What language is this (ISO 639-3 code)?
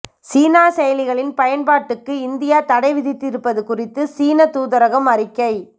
tam